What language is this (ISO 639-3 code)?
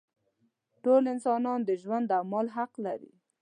pus